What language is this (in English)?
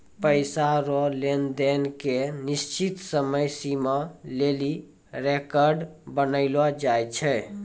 Maithili